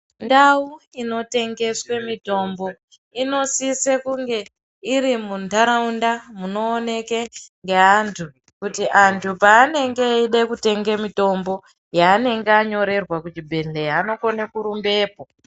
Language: Ndau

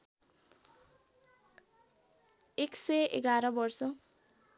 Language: Nepali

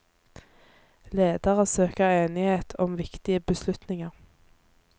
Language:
Norwegian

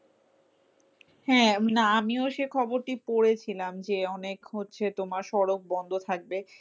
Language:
Bangla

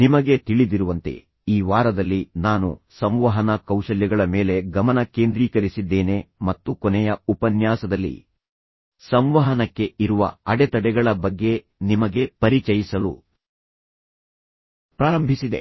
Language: Kannada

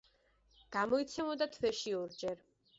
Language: Georgian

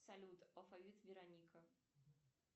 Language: Russian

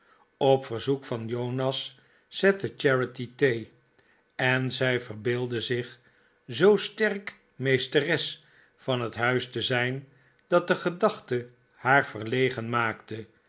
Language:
Dutch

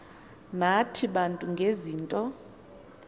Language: Xhosa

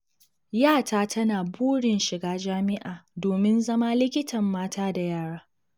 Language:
Hausa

